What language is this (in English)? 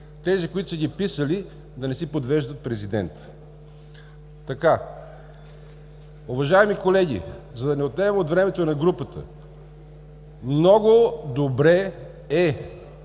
Bulgarian